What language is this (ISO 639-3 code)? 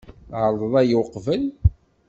kab